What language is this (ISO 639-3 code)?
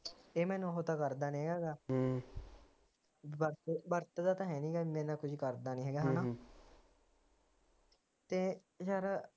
pan